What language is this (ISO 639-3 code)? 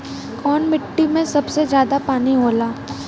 bho